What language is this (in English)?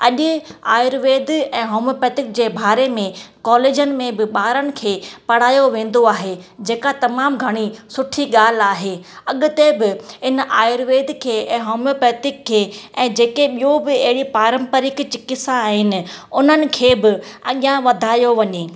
Sindhi